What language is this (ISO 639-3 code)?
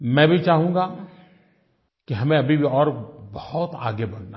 hin